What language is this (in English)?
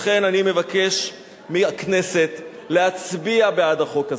Hebrew